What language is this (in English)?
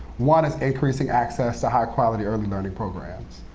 English